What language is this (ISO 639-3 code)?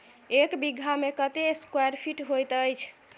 mai